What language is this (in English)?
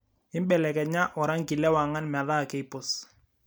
Masai